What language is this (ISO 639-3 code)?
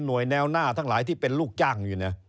tha